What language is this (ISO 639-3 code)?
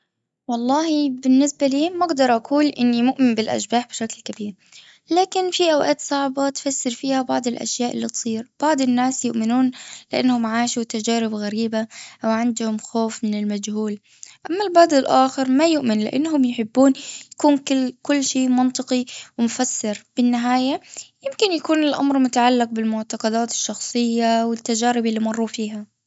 afb